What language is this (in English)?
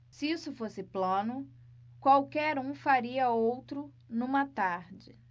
Portuguese